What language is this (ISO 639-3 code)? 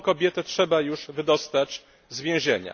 pol